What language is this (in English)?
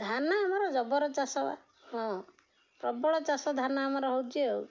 Odia